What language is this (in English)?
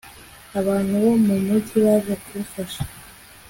Kinyarwanda